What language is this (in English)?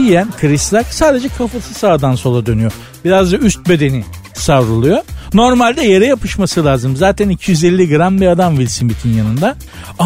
Turkish